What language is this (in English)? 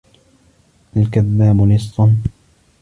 Arabic